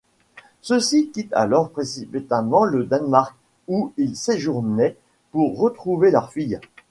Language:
French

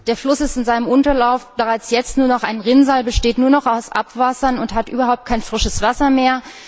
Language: German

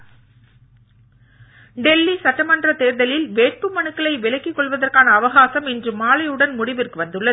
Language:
Tamil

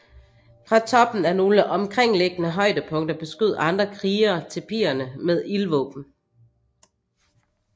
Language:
Danish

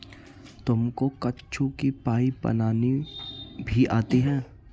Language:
Hindi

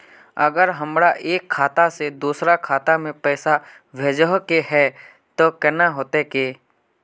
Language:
Magahi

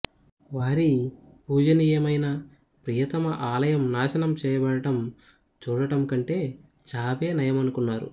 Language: Telugu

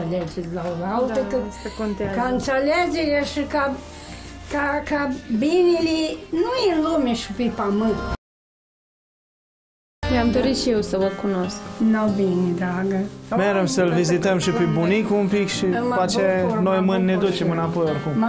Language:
Romanian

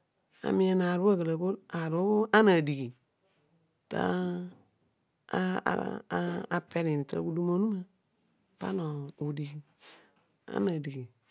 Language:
Odual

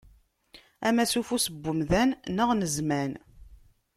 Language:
Kabyle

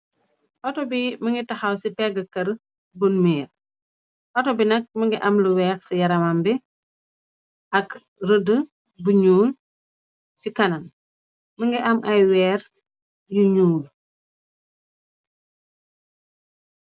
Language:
Wolof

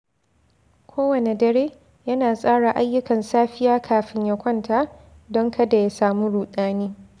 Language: Hausa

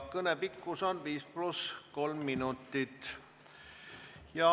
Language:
Estonian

